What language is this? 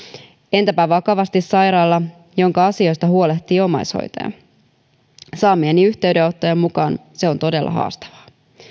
Finnish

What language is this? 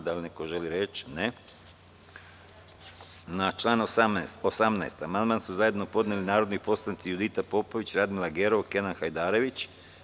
Serbian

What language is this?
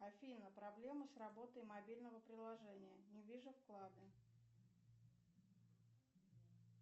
Russian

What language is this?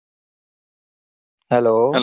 Gujarati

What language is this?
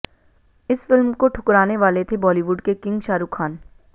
Hindi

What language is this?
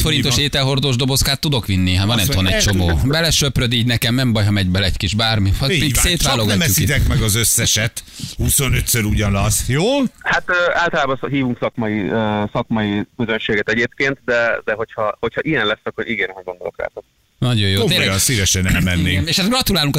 Hungarian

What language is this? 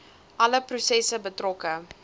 Afrikaans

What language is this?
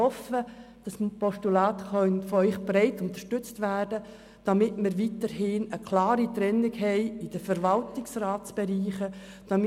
Swiss German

